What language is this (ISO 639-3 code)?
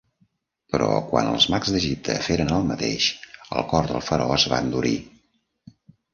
cat